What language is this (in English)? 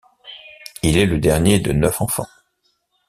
French